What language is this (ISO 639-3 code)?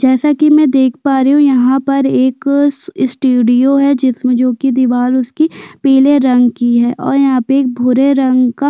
hin